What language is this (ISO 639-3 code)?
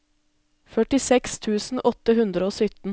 nor